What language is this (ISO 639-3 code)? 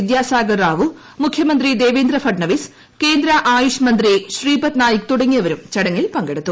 mal